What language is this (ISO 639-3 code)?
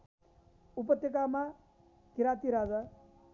nep